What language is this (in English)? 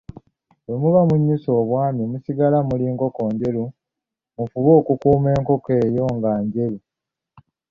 Ganda